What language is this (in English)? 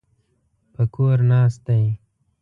Pashto